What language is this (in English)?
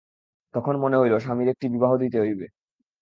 Bangla